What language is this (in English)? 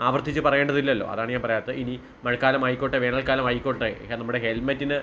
Malayalam